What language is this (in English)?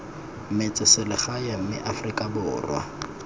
Tswana